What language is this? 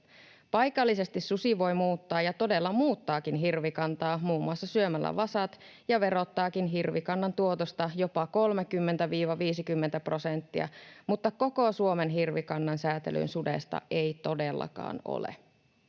Finnish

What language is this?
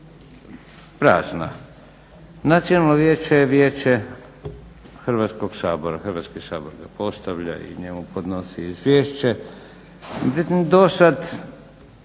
Croatian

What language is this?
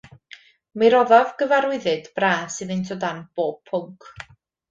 Welsh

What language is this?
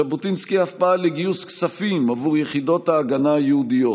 Hebrew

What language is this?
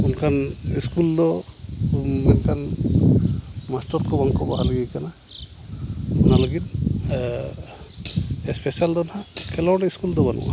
Santali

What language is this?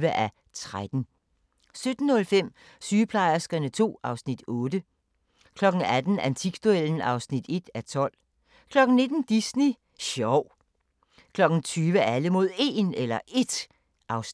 Danish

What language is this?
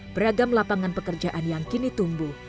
Indonesian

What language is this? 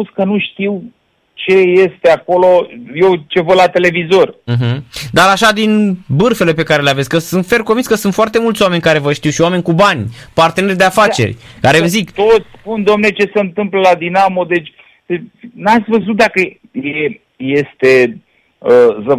Romanian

